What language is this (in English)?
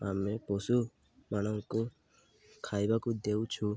Odia